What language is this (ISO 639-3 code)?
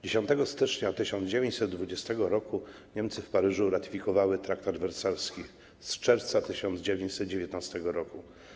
pol